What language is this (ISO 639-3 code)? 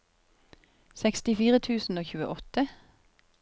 nor